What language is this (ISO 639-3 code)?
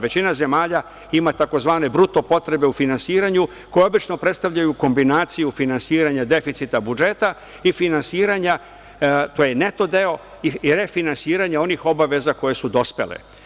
srp